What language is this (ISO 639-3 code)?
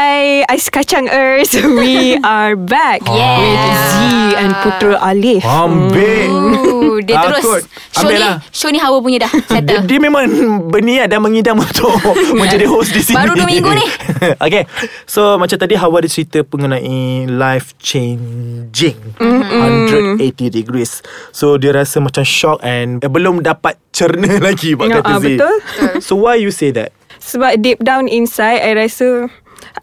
msa